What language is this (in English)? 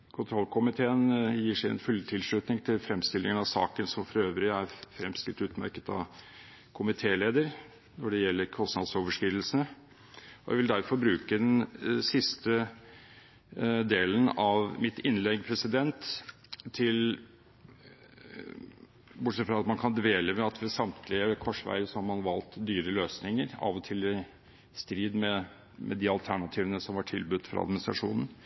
Norwegian Bokmål